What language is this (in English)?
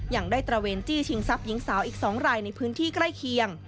Thai